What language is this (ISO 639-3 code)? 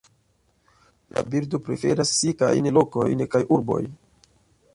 epo